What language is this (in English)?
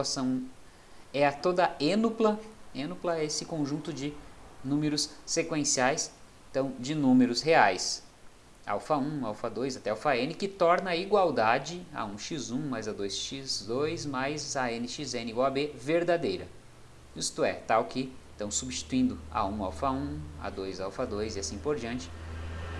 Portuguese